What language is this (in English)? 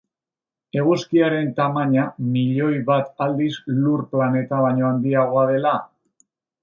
Basque